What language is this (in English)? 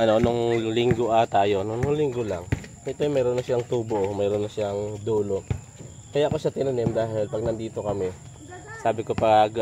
Filipino